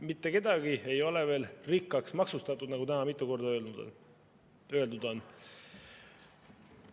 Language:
Estonian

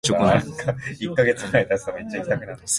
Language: Japanese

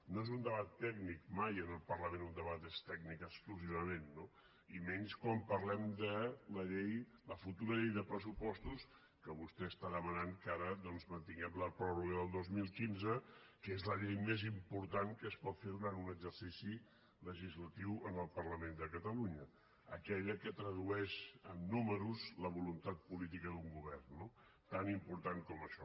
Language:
Catalan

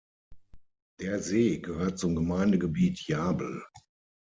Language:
German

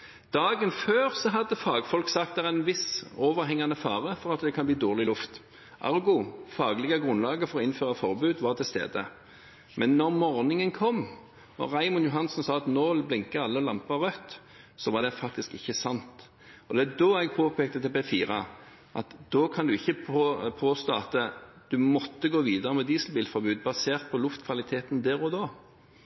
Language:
Norwegian Bokmål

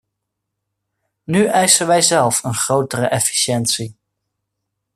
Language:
Dutch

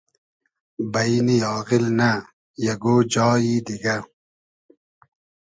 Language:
Hazaragi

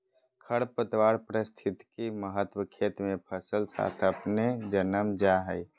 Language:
Magahi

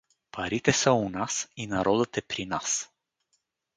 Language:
Bulgarian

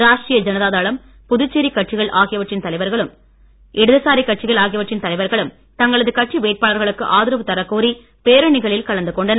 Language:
Tamil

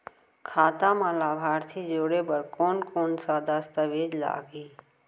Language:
Chhattisgarhi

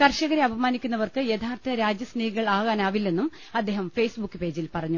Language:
Malayalam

